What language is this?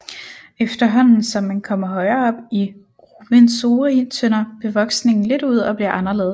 Danish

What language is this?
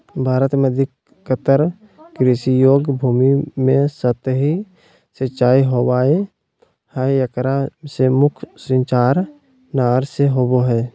Magahi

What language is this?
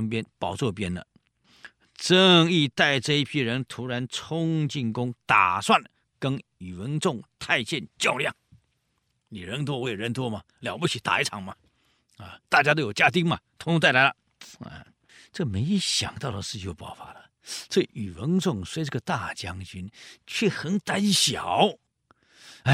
Chinese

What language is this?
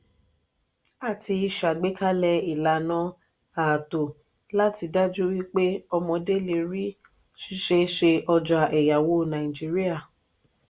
Yoruba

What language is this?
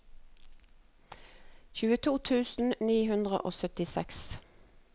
Norwegian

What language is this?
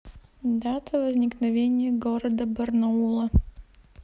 Russian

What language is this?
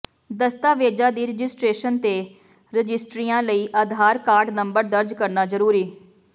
Punjabi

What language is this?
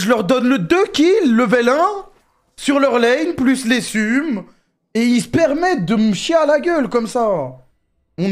French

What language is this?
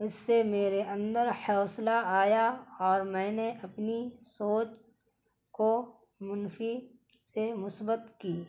Urdu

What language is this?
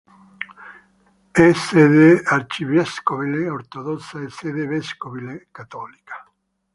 Italian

